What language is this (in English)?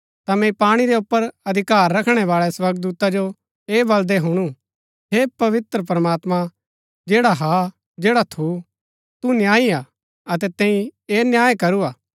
Gaddi